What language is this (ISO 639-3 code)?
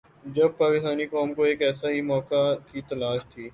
urd